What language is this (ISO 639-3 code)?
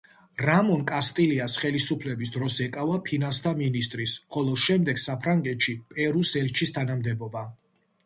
kat